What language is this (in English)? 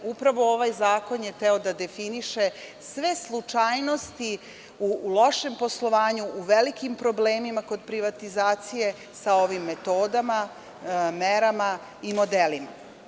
Serbian